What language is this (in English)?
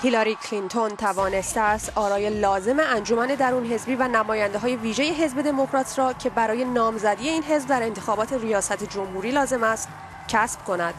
Persian